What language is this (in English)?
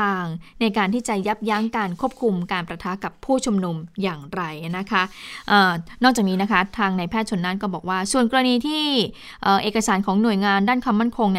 Thai